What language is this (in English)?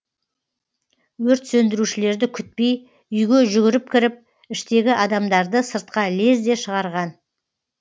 Kazakh